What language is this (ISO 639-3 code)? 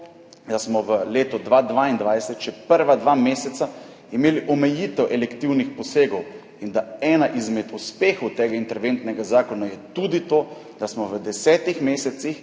slv